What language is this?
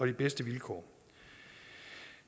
Danish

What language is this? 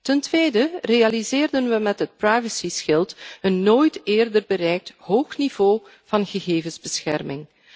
Dutch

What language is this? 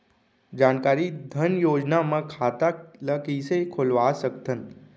Chhattisgarhi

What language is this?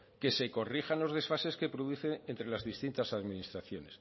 Spanish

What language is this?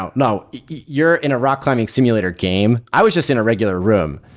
English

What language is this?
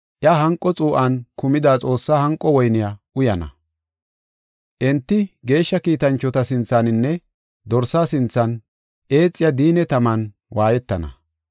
Gofa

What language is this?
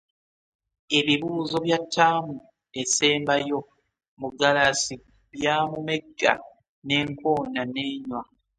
Ganda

